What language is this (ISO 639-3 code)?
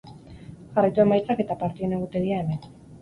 eus